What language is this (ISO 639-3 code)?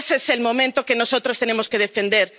spa